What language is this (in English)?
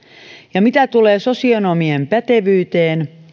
Finnish